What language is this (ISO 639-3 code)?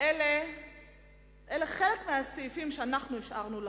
heb